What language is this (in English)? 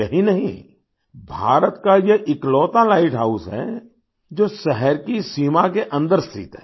Hindi